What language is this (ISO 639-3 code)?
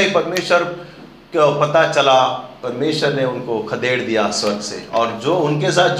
hin